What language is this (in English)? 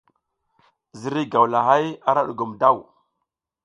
South Giziga